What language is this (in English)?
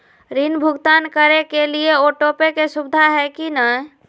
Magahi